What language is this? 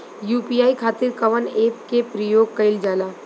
Bhojpuri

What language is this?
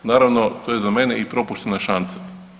Croatian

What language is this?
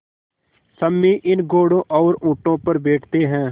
Hindi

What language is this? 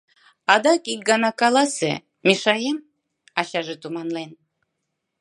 Mari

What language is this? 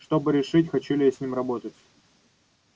Russian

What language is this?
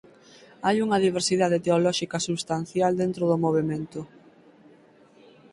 Galician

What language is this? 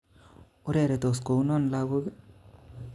Kalenjin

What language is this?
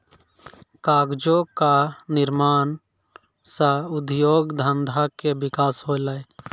Maithili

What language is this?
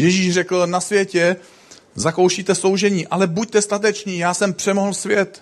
Czech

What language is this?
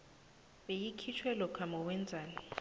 South Ndebele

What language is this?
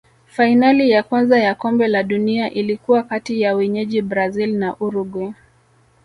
Swahili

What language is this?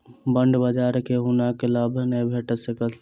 Maithili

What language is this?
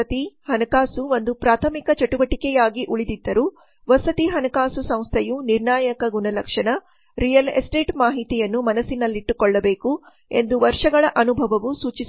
Kannada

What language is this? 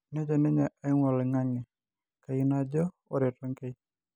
Masai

